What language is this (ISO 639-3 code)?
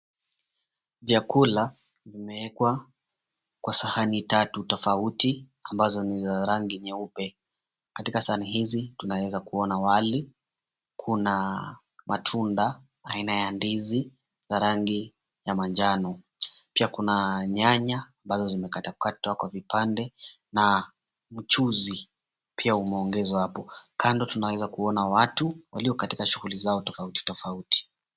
swa